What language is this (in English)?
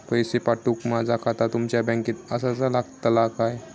Marathi